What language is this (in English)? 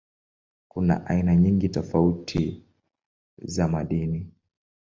Swahili